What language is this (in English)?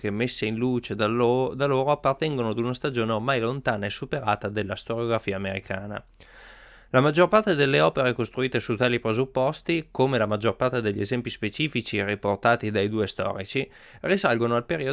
Italian